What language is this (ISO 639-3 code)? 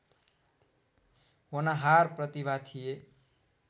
nep